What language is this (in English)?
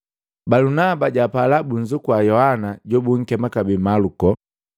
Matengo